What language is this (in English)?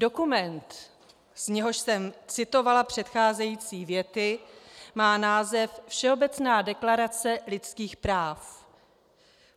Czech